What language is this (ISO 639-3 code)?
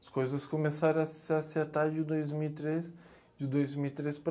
por